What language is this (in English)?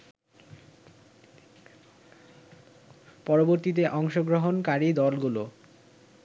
Bangla